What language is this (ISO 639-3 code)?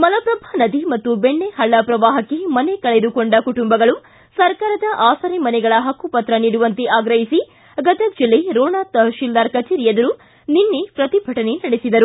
kan